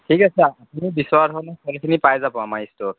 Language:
Assamese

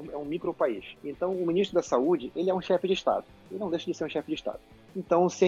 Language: Portuguese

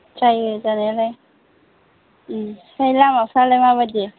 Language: Bodo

